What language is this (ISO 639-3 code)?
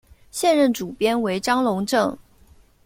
zho